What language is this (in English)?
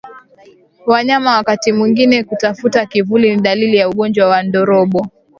Swahili